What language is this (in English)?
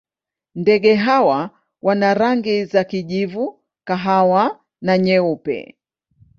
Swahili